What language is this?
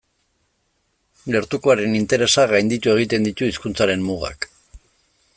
Basque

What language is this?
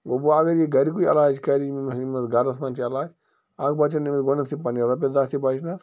Kashmiri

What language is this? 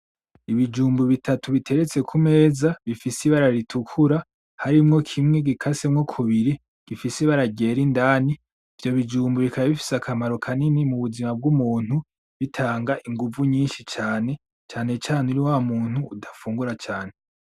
Rundi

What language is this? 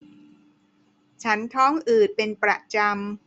Thai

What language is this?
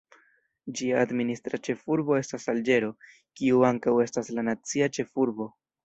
Esperanto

